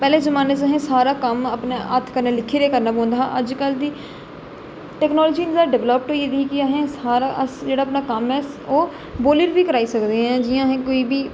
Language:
Dogri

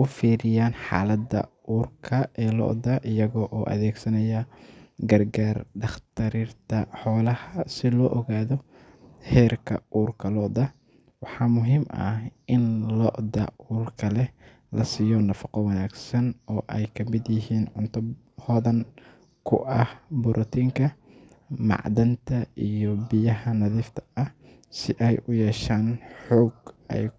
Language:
Somali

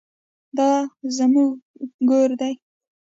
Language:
Pashto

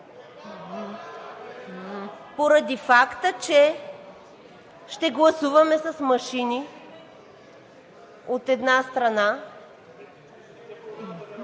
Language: Bulgarian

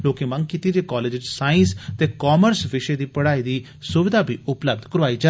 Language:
Dogri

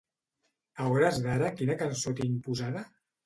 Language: Catalan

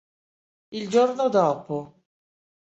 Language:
Italian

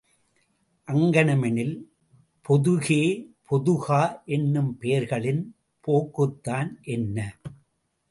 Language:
Tamil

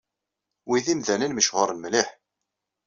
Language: Kabyle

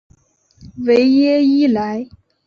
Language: Chinese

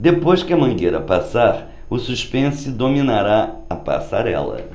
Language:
Portuguese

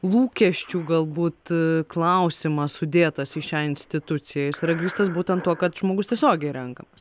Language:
Lithuanian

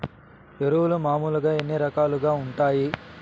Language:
Telugu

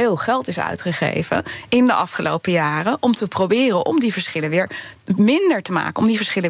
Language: Dutch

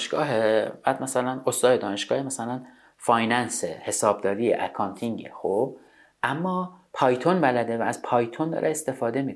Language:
Persian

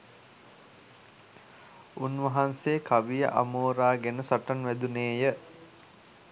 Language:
Sinhala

